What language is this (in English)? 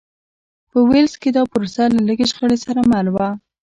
Pashto